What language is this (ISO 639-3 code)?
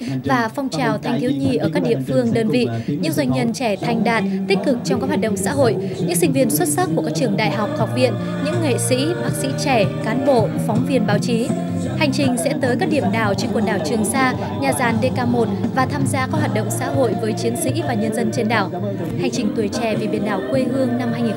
vie